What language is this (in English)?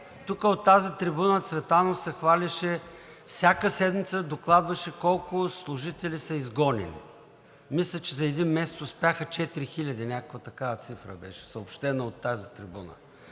Bulgarian